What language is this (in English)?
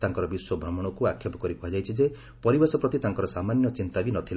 Odia